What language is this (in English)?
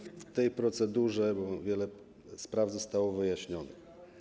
Polish